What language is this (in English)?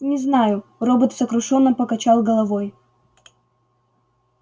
Russian